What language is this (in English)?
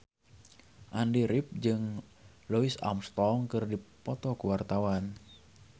Sundanese